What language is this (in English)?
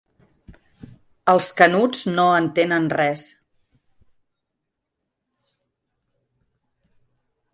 Catalan